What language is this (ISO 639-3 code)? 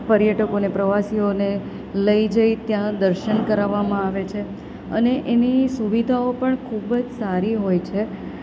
guj